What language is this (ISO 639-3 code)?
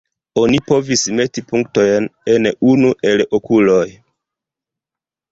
epo